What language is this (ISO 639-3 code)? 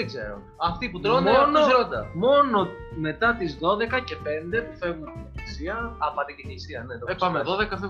ell